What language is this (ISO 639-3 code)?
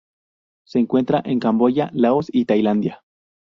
spa